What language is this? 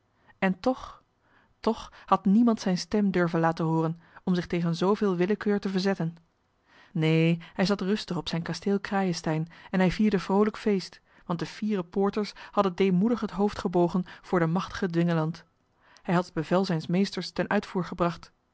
Dutch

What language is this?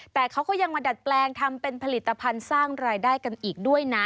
Thai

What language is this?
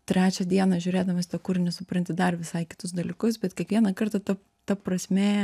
Lithuanian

